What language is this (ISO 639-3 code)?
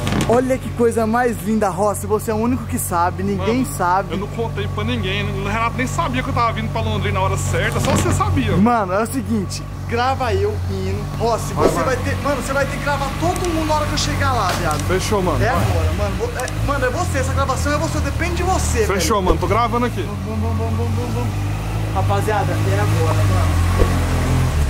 por